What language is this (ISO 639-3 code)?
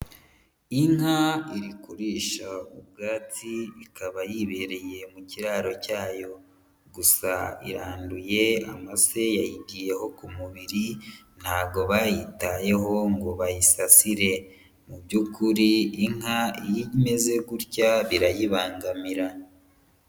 kin